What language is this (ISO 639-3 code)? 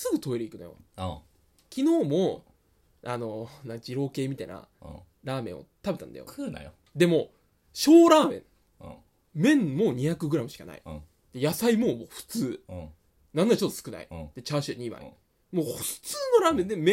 jpn